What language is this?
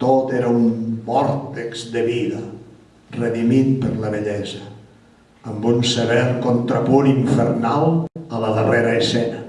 Catalan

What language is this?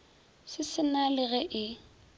Northern Sotho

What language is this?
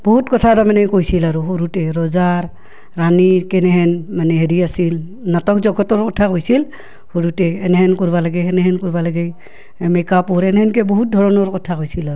Assamese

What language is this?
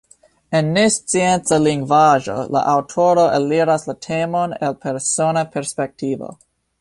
Esperanto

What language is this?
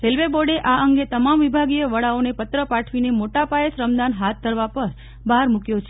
Gujarati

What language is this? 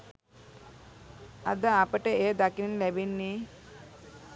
Sinhala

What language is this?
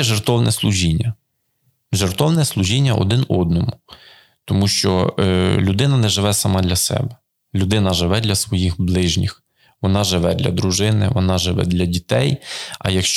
Ukrainian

